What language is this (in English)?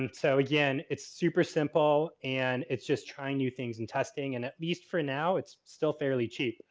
English